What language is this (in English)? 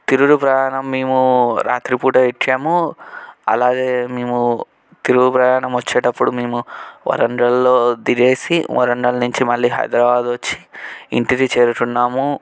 Telugu